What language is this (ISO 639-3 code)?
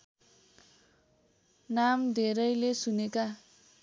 nep